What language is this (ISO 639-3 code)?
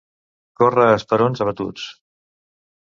cat